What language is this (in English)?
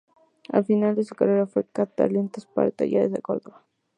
Spanish